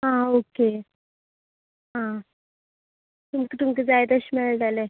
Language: Konkani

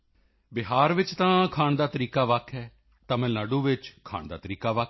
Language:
Punjabi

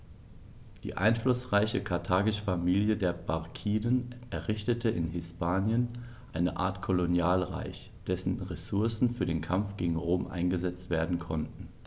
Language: German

